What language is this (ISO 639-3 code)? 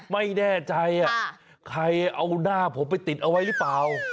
tha